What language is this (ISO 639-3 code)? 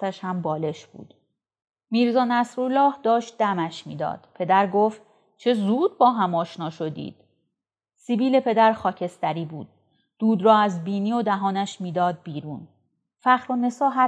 fas